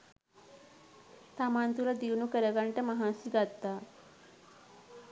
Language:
Sinhala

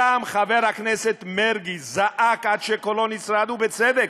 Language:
Hebrew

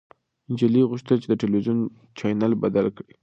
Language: Pashto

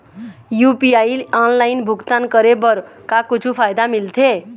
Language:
Chhattisgarhi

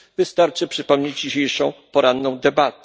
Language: Polish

